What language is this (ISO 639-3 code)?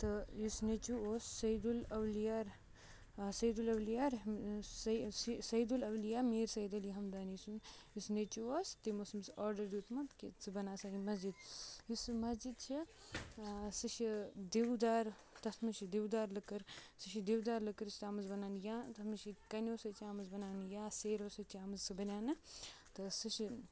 kas